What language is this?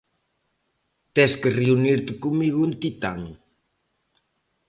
Galician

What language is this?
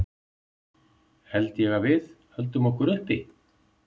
Icelandic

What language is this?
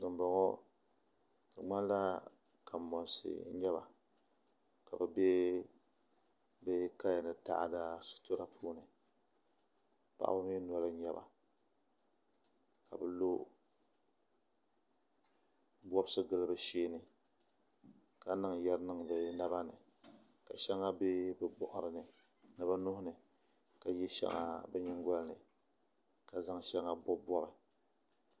Dagbani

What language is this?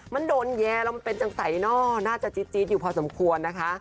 Thai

